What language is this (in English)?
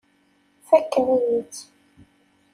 Kabyle